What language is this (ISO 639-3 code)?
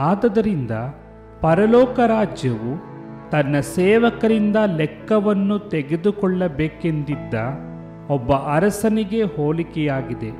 kan